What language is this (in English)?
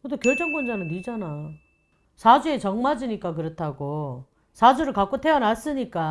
Korean